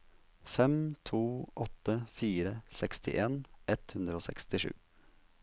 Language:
Norwegian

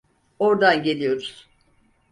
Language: Turkish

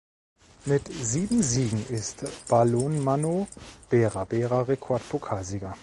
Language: German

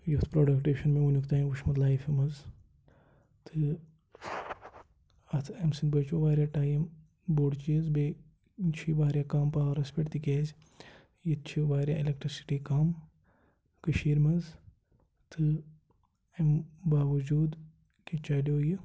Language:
Kashmiri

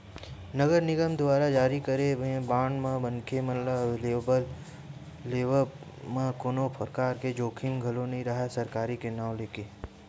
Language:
Chhattisgarhi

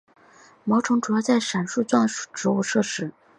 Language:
Chinese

